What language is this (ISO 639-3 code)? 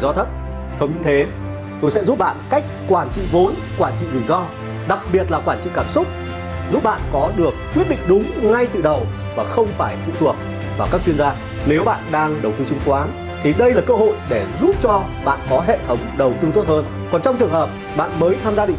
vie